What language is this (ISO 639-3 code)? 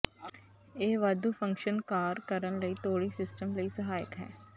pan